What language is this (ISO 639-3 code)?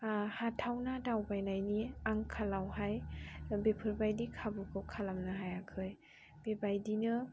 brx